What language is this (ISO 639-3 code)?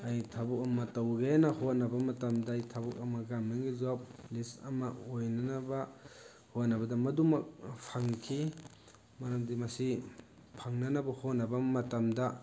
mni